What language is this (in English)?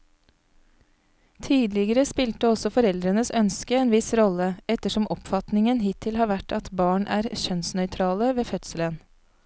Norwegian